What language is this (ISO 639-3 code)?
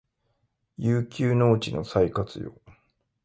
jpn